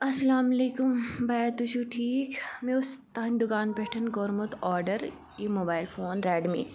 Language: Kashmiri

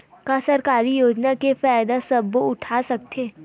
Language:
Chhattisgarhi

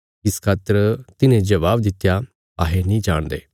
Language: Bilaspuri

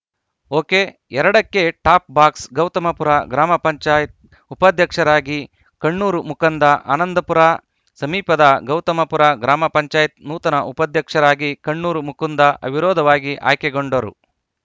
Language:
Kannada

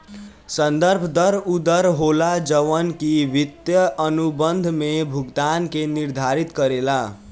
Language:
Bhojpuri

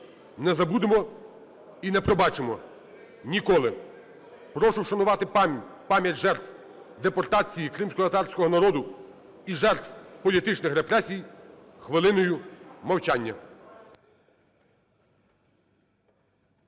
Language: Ukrainian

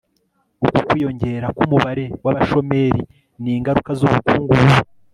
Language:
Kinyarwanda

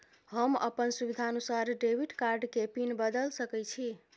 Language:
Maithili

